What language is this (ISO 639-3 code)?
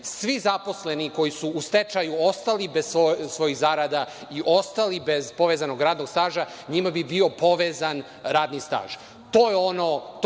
srp